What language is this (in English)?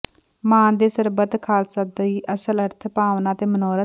Punjabi